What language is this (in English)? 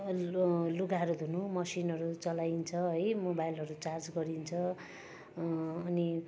Nepali